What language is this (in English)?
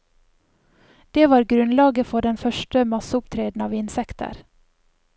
Norwegian